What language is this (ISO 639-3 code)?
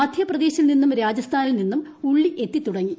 mal